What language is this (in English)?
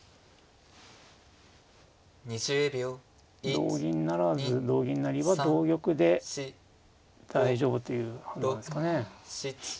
Japanese